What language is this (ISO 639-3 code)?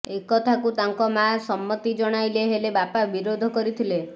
ori